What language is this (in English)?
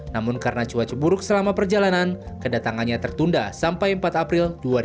Indonesian